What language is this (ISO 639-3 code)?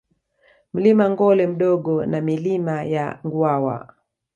swa